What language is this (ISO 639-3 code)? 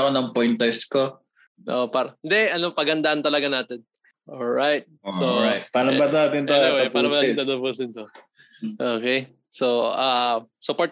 fil